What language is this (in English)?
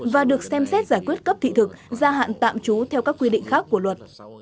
Vietnamese